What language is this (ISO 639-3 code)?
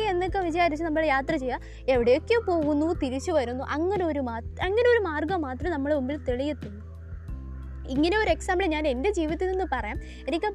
mal